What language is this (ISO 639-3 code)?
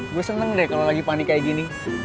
ind